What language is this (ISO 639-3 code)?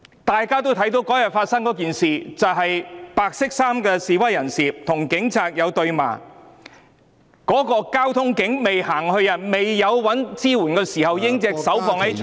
yue